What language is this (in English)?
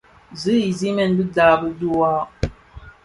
Bafia